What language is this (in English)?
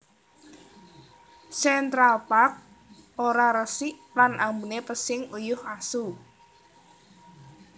Javanese